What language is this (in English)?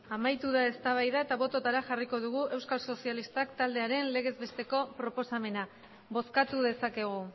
Basque